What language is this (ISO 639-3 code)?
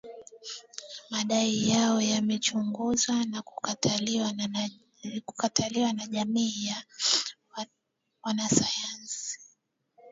swa